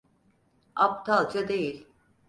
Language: Turkish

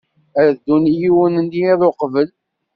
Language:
Kabyle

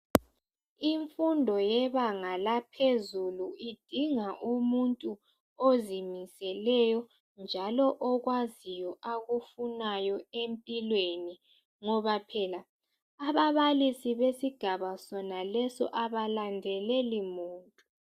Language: North Ndebele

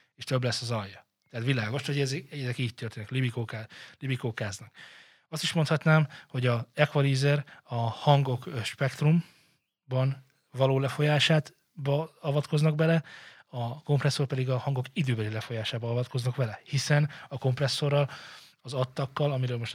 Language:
Hungarian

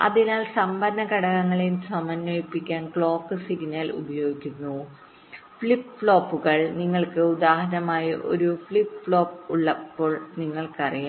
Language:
Malayalam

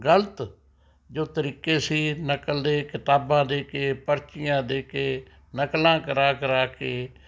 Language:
Punjabi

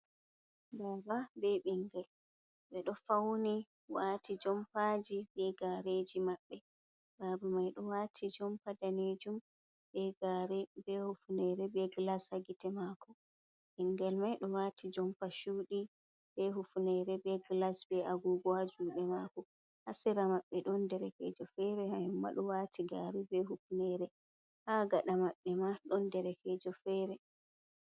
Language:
Fula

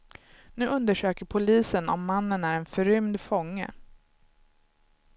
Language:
Swedish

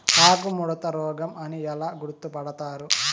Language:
Telugu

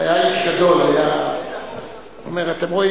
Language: Hebrew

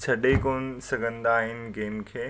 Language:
Sindhi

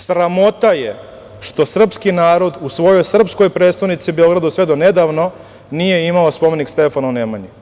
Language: Serbian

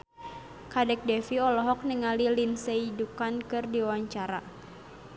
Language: Sundanese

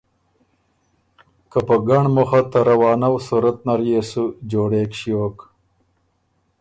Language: Ormuri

